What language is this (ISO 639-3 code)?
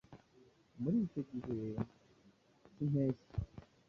kin